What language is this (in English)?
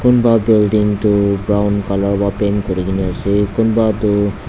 Naga Pidgin